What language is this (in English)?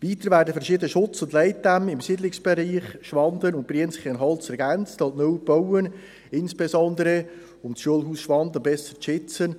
Swiss German